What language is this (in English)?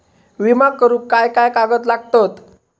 Marathi